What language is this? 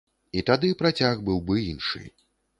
Belarusian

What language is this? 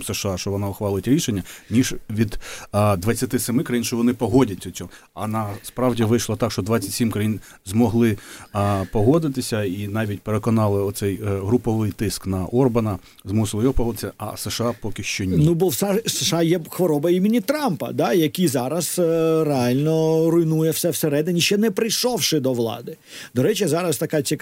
Ukrainian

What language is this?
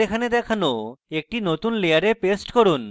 Bangla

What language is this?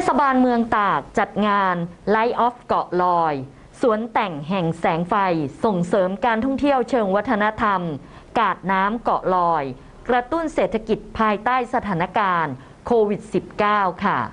Thai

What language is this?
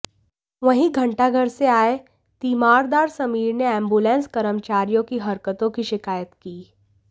Hindi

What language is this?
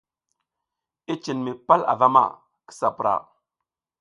South Giziga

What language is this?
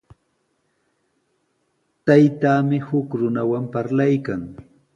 Sihuas Ancash Quechua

